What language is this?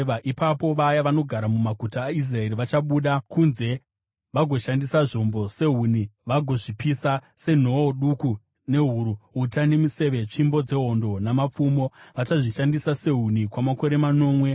Shona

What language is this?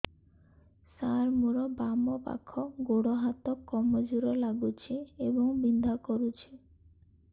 Odia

